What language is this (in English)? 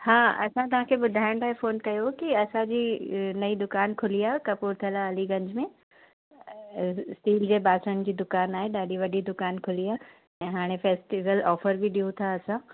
Sindhi